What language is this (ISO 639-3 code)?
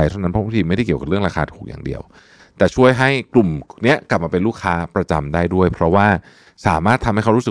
tha